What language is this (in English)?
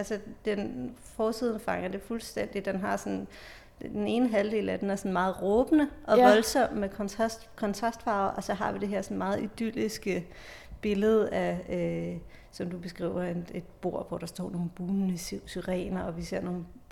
Danish